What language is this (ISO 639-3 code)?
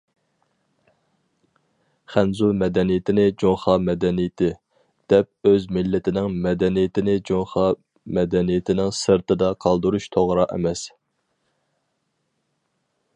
uig